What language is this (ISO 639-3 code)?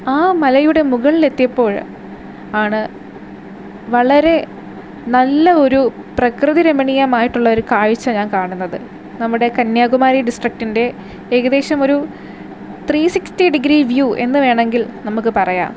mal